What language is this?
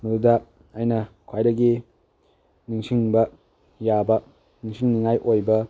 Manipuri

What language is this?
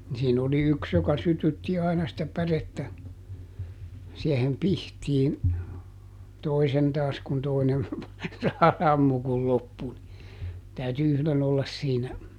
Finnish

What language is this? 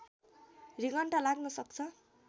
Nepali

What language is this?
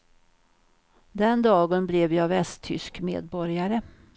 Swedish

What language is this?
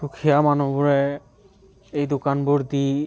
Assamese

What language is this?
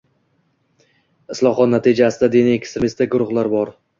Uzbek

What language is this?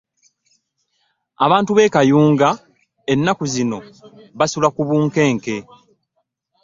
Ganda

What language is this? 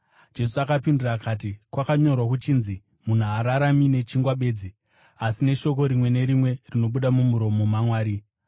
Shona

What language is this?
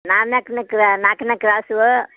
Kannada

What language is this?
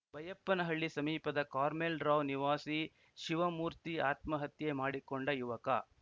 Kannada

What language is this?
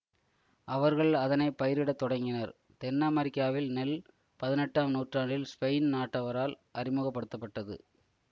Tamil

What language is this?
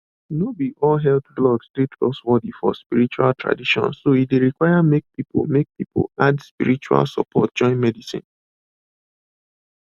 Nigerian Pidgin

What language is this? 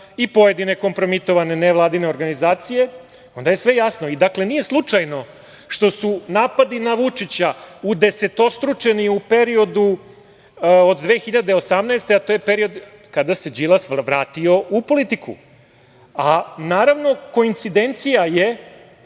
Serbian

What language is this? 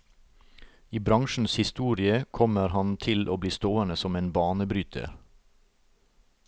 Norwegian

